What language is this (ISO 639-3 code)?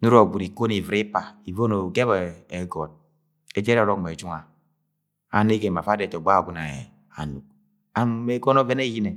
yay